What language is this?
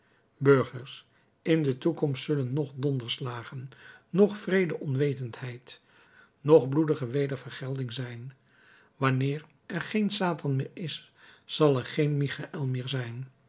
Dutch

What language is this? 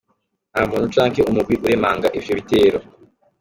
Kinyarwanda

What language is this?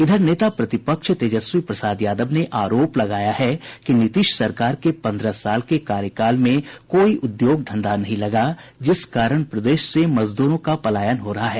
Hindi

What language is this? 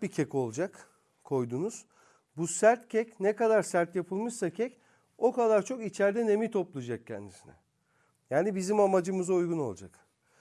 Turkish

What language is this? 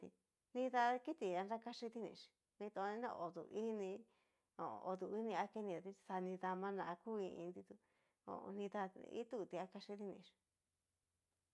Cacaloxtepec Mixtec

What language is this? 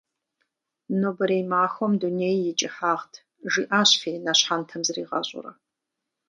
Kabardian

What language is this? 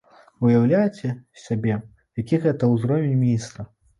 Belarusian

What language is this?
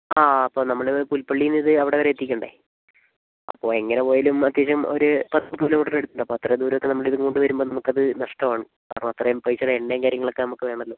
Malayalam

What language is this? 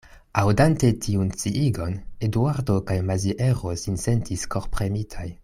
Esperanto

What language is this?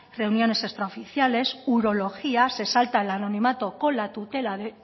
Spanish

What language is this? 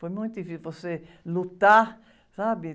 Portuguese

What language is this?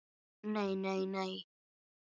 Icelandic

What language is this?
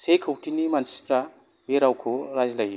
Bodo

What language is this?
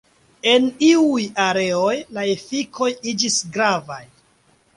Esperanto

